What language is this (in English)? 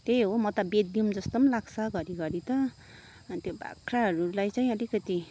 Nepali